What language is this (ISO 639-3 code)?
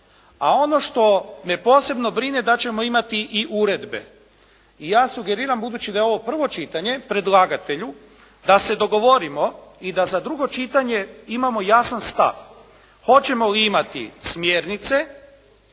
hrv